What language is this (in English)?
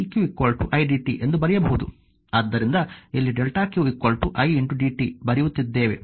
Kannada